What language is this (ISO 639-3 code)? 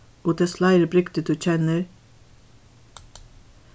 fao